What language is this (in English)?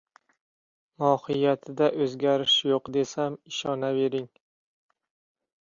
Uzbek